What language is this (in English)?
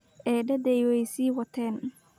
Somali